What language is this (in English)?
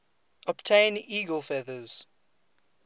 English